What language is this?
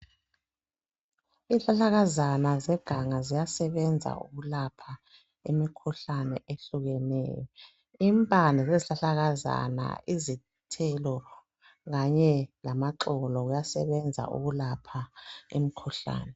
North Ndebele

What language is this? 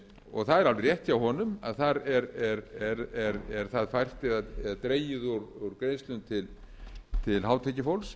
Icelandic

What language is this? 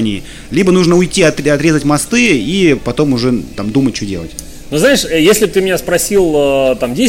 Russian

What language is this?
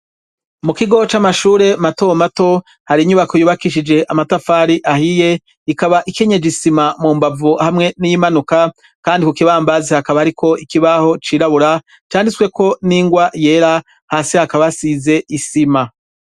Rundi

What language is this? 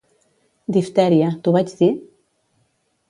Catalan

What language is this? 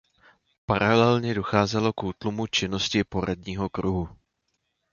Czech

